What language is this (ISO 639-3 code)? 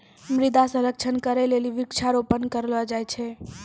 mai